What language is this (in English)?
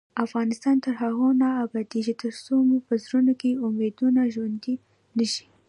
Pashto